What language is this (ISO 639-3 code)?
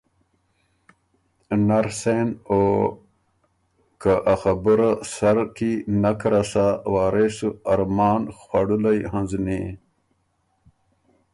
oru